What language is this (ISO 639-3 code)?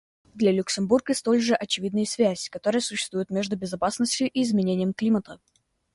rus